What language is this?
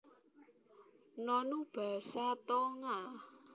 Javanese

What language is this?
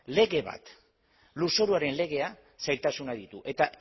Basque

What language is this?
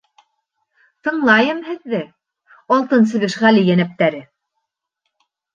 Bashkir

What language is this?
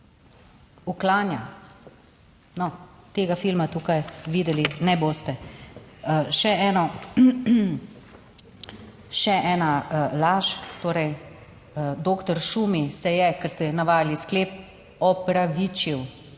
Slovenian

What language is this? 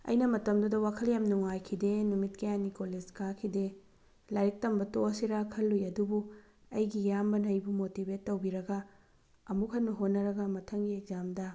Manipuri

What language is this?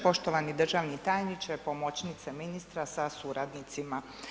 Croatian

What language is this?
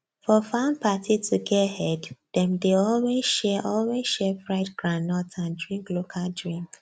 Nigerian Pidgin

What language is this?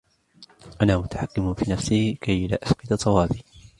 Arabic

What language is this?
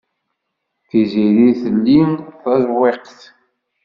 Kabyle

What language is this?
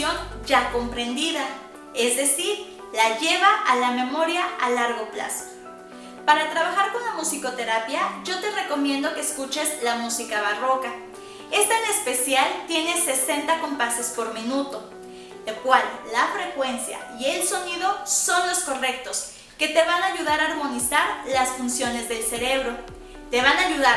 Spanish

